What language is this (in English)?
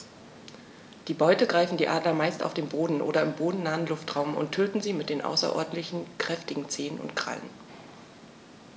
German